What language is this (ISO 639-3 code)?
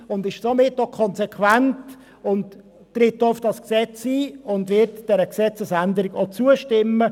gsw